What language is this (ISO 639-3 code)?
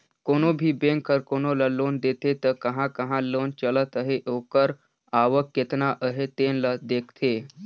hne